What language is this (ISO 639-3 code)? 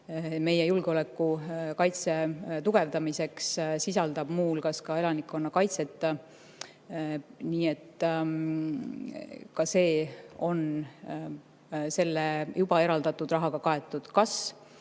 est